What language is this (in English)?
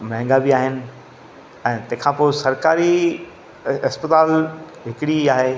Sindhi